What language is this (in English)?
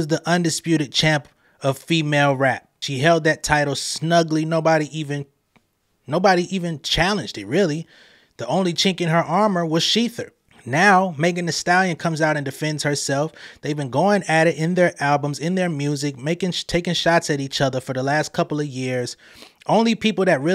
English